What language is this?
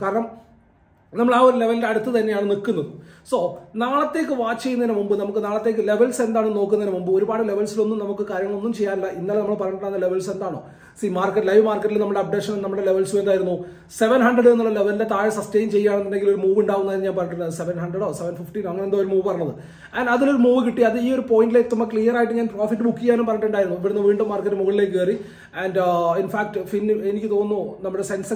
Malayalam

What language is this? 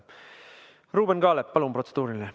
Estonian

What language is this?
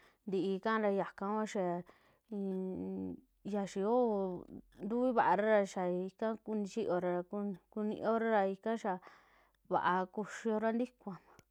Western Juxtlahuaca Mixtec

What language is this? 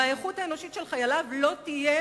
Hebrew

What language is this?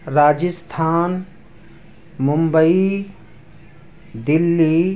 Urdu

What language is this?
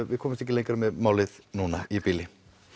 Icelandic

